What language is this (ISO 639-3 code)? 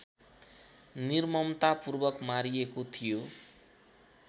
nep